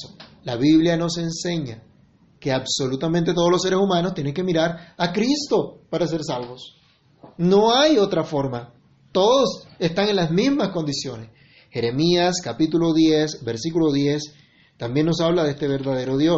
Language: Spanish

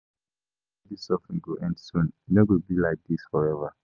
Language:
Nigerian Pidgin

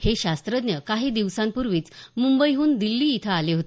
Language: Marathi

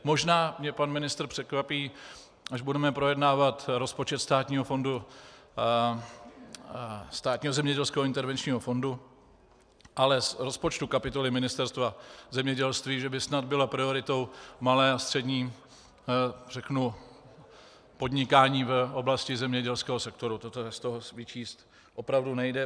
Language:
Czech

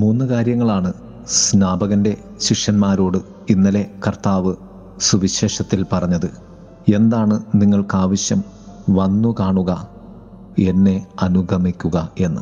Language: Malayalam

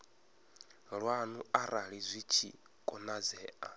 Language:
Venda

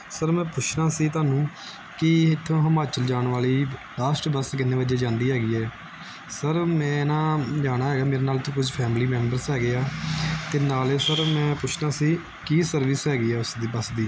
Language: Punjabi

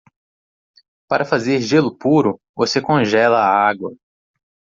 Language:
Portuguese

